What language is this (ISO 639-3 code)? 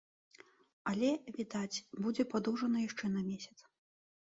bel